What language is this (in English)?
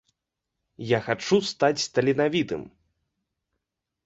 Belarusian